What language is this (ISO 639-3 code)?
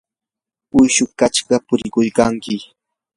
qur